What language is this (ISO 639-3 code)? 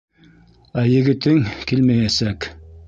bak